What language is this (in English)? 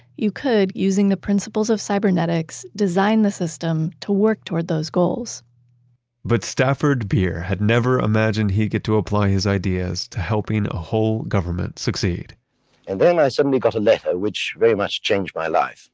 English